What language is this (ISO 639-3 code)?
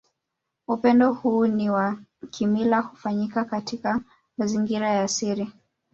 swa